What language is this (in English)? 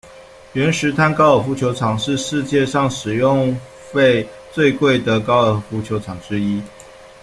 Chinese